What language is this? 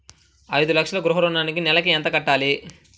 Telugu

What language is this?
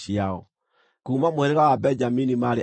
Kikuyu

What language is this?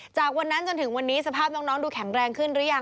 Thai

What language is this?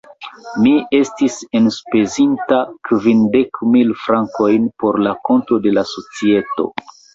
Esperanto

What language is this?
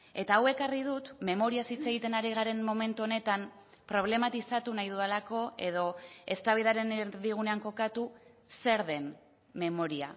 Basque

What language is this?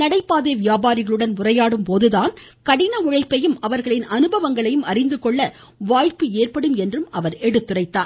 Tamil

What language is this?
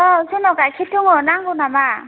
Bodo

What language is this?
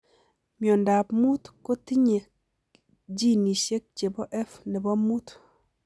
Kalenjin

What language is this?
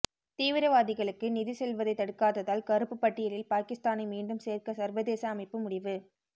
Tamil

